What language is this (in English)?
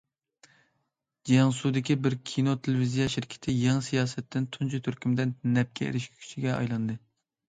Uyghur